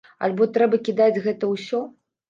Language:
Belarusian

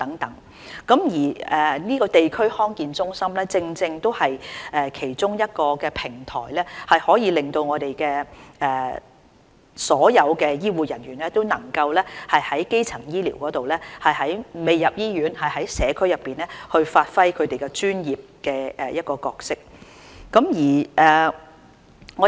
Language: Cantonese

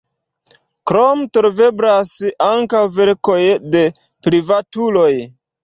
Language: Esperanto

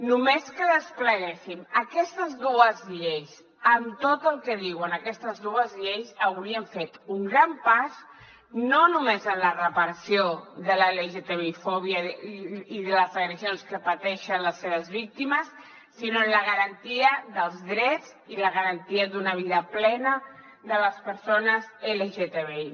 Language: Catalan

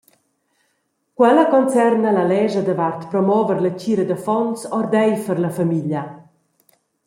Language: Romansh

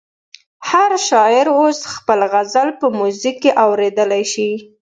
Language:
Pashto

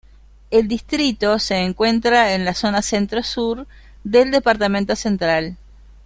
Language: Spanish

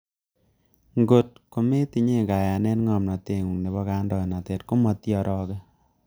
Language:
Kalenjin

